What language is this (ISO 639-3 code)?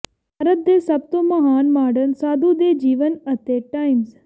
pan